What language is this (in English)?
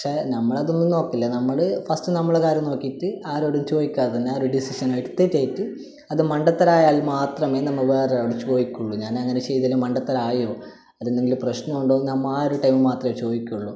Malayalam